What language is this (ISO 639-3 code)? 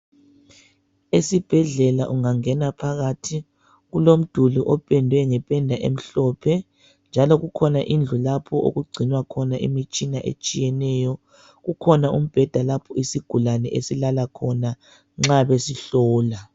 nde